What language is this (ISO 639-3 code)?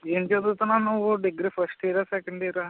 tel